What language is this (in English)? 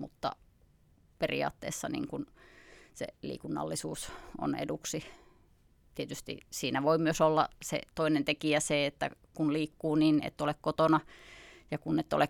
Finnish